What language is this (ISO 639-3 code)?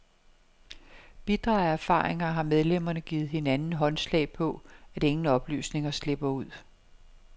dan